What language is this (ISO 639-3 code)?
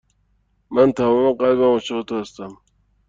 fas